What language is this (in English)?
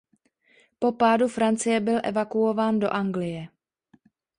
Czech